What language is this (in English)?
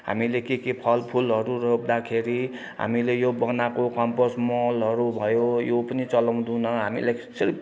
Nepali